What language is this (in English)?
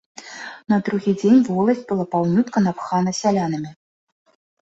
Belarusian